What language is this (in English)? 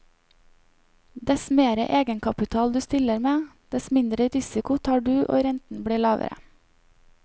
Norwegian